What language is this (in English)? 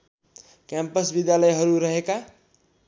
Nepali